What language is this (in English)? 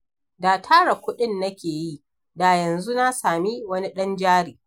Hausa